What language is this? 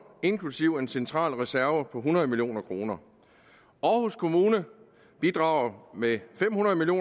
Danish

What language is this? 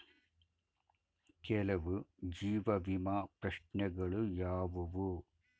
Kannada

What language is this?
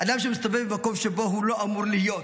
Hebrew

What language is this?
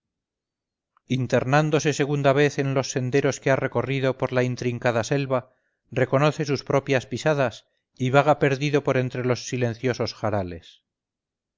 Spanish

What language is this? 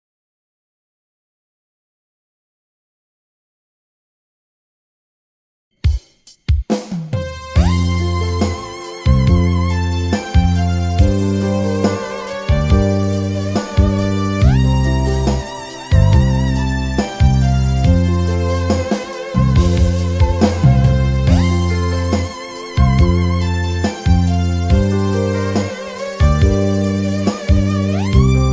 Vietnamese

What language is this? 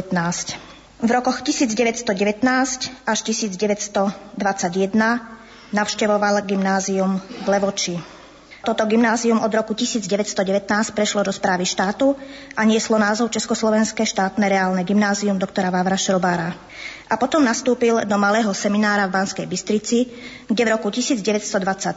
Slovak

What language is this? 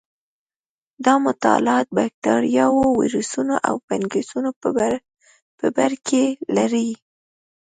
Pashto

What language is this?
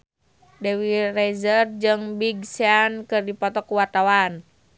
Sundanese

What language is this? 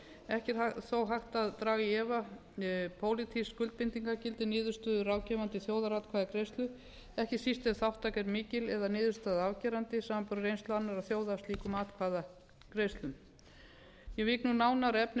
Icelandic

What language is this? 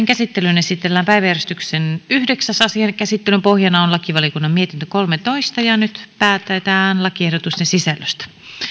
Finnish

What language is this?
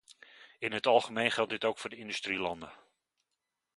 Dutch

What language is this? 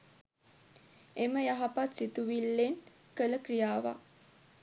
Sinhala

